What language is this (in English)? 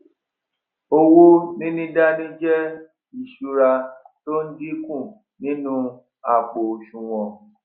Yoruba